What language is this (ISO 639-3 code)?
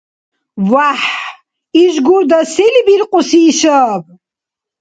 dar